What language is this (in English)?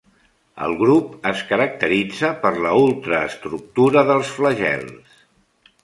Catalan